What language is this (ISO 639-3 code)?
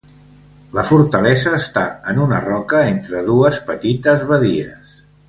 cat